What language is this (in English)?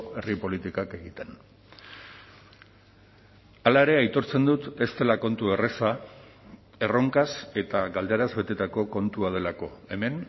Basque